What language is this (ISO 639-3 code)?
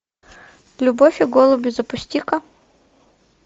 rus